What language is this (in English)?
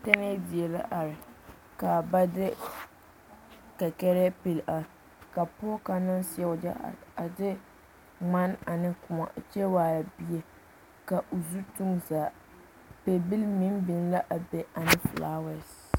Southern Dagaare